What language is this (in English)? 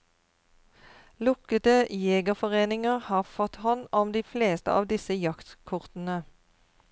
Norwegian